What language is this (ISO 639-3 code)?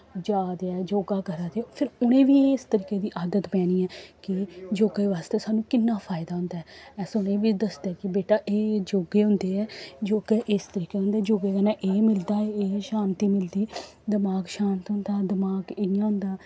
doi